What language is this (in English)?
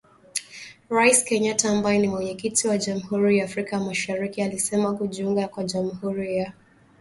Swahili